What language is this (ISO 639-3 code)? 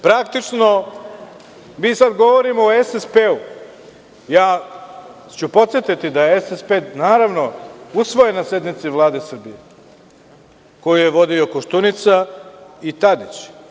srp